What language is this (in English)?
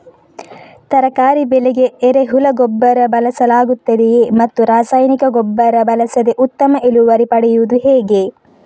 Kannada